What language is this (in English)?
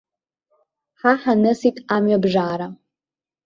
Abkhazian